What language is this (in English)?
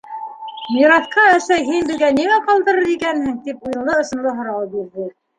Bashkir